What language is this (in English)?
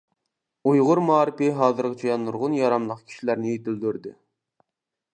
Uyghur